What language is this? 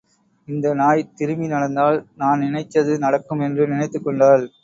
Tamil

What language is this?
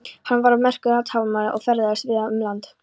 Icelandic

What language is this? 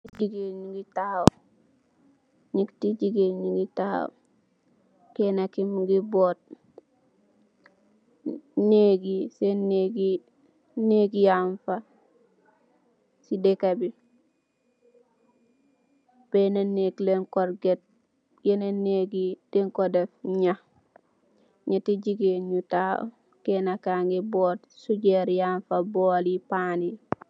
Wolof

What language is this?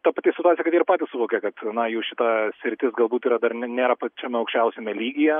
Lithuanian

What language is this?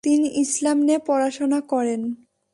Bangla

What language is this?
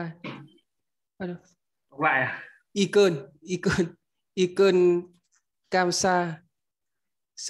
Vietnamese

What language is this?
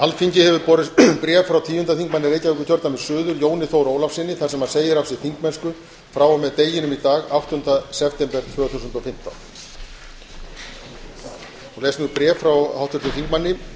Icelandic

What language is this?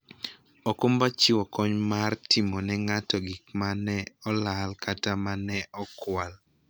Luo (Kenya and Tanzania)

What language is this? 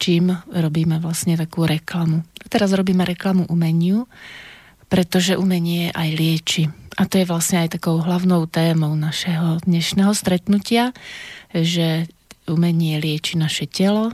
Slovak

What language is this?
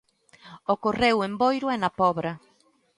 Galician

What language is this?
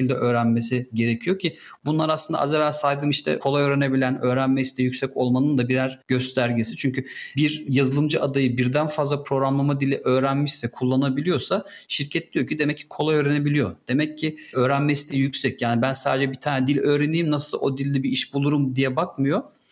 Turkish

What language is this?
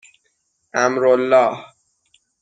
Persian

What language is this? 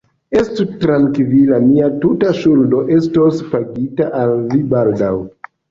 Esperanto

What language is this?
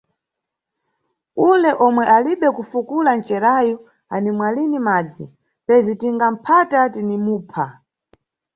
Nyungwe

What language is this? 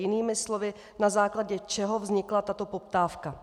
Czech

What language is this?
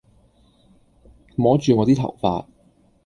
Cantonese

